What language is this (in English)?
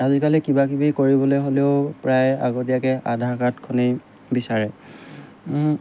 Assamese